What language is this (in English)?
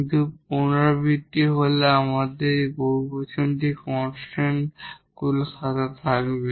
Bangla